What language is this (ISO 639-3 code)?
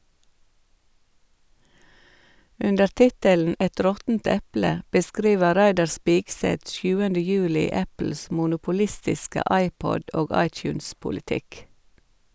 nor